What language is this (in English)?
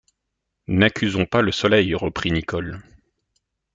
French